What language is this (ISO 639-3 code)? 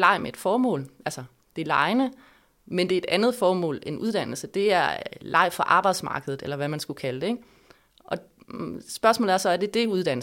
dan